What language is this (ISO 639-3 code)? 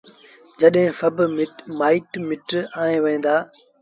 sbn